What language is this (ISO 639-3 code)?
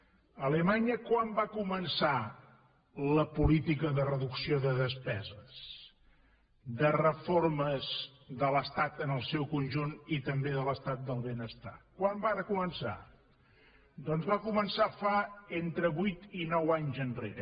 cat